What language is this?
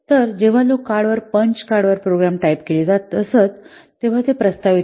Marathi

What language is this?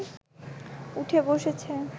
Bangla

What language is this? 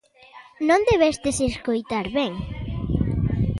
Galician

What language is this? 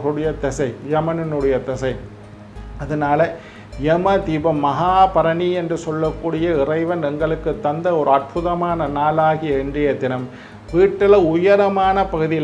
Indonesian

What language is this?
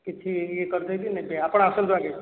Odia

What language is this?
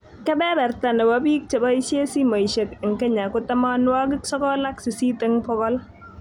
Kalenjin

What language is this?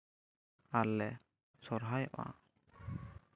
Santali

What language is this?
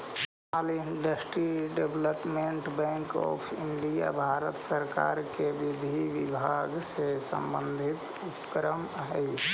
Magahi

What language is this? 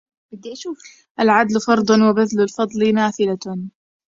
Arabic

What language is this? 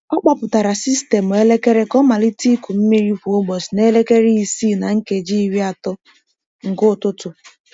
Igbo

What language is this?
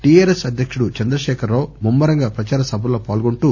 Telugu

